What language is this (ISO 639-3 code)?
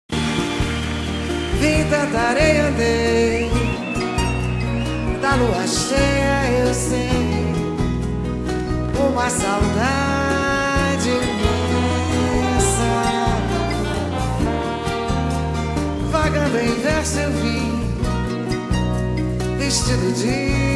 ron